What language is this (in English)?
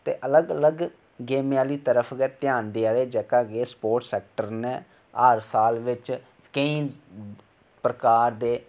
Dogri